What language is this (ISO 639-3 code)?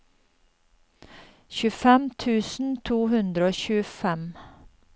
nor